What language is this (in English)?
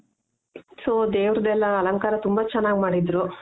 Kannada